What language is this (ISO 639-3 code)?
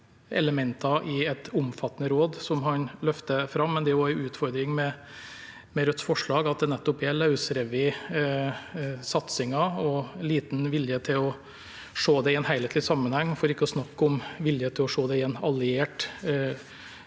nor